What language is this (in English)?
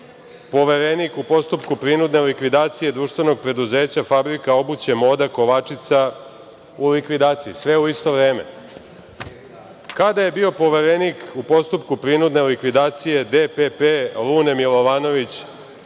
Serbian